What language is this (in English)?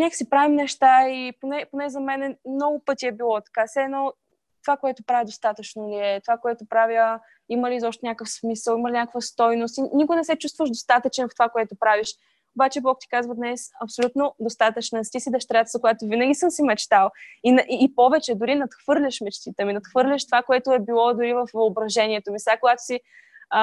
Bulgarian